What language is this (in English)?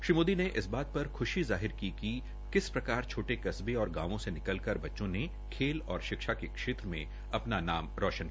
Hindi